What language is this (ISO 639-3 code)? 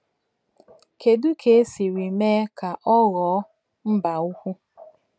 ibo